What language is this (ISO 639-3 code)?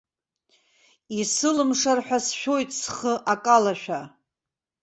abk